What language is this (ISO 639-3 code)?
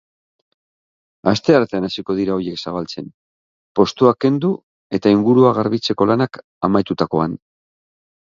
eus